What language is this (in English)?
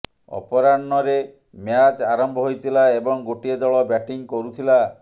Odia